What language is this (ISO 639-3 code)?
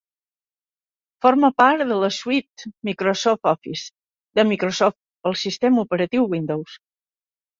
cat